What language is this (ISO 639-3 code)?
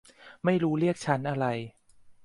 tha